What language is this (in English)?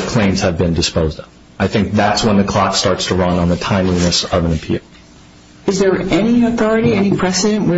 English